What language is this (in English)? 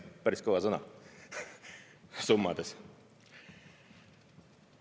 Estonian